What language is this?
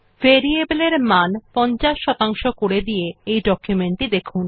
Bangla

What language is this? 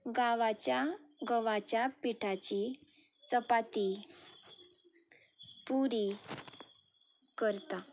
Konkani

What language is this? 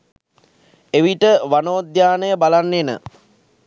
Sinhala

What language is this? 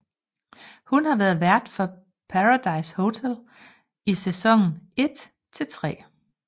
Danish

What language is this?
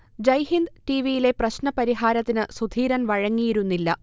Malayalam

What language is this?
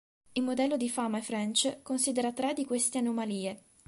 Italian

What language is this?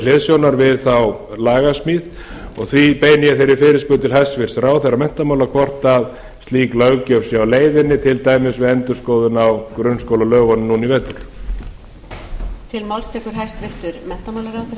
Icelandic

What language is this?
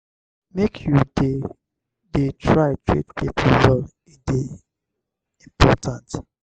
Nigerian Pidgin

